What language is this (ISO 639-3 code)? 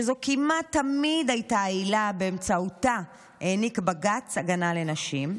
heb